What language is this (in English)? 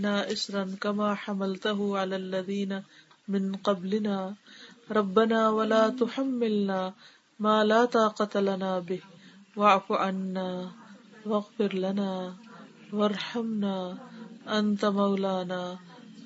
Urdu